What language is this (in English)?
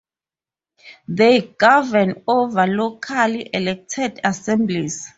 English